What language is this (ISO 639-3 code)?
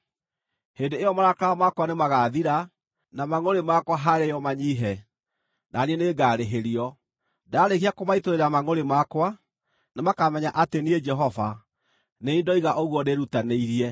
kik